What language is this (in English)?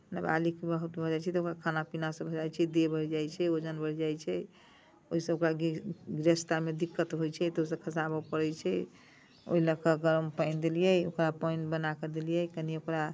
Maithili